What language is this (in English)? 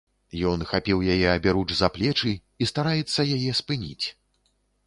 Belarusian